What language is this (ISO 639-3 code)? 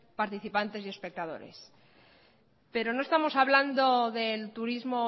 spa